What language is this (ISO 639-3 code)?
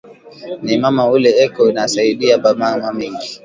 swa